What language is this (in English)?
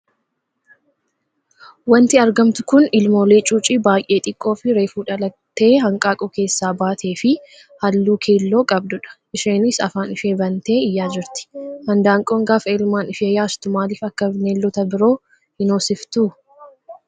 Oromo